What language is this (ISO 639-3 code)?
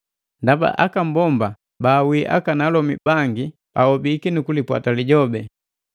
mgv